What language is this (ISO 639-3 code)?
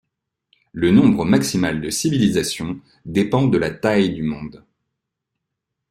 fra